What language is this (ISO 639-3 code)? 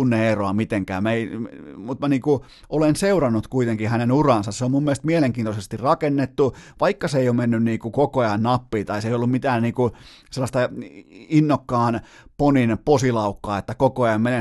fin